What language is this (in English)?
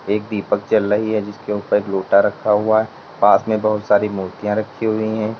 Hindi